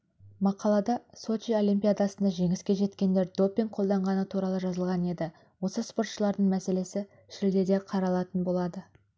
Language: Kazakh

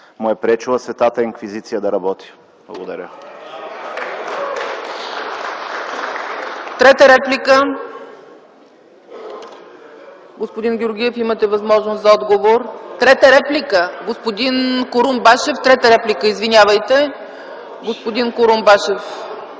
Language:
Bulgarian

